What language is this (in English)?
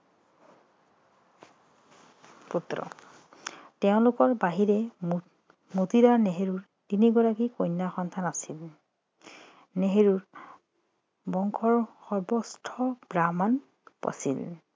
Assamese